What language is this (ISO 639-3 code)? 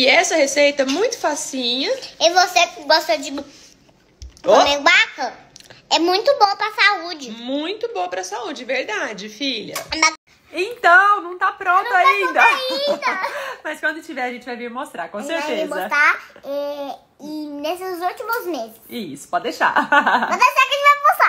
por